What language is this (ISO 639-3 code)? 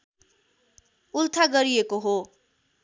nep